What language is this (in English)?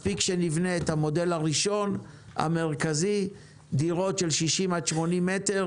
Hebrew